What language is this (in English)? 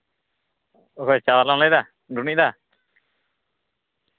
Santali